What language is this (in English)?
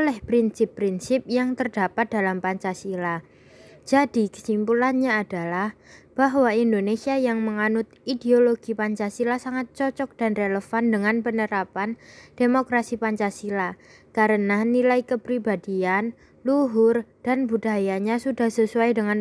Indonesian